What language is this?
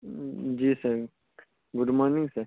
Urdu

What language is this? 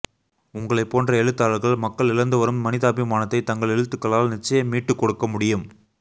Tamil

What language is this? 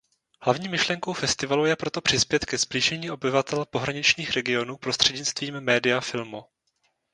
Czech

